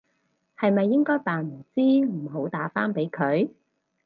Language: Cantonese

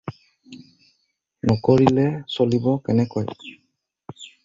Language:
Assamese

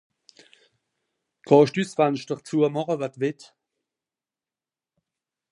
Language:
Swiss German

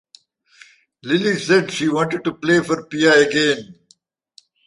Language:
English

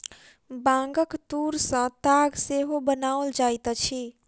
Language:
Maithili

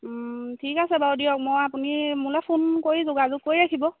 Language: Assamese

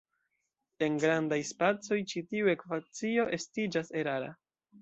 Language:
Esperanto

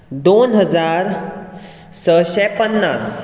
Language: Konkani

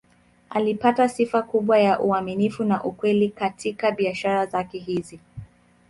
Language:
Swahili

